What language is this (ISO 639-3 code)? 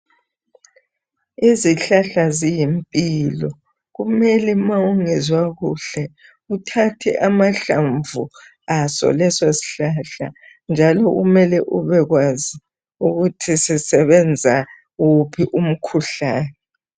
nde